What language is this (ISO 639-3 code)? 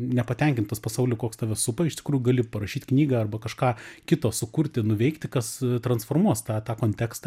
lit